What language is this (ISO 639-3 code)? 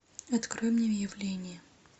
rus